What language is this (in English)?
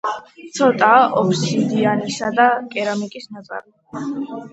Georgian